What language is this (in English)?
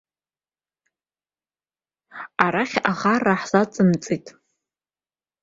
Abkhazian